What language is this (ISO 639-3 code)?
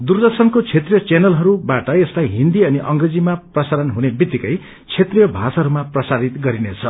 nep